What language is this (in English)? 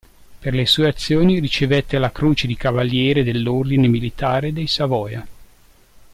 Italian